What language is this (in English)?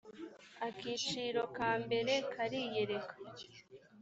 Kinyarwanda